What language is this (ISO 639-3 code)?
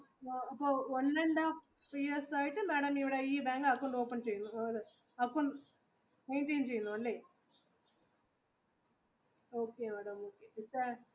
mal